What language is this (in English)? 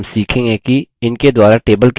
Hindi